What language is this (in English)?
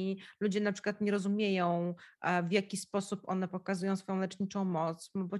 Polish